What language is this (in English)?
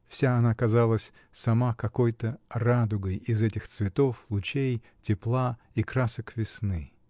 Russian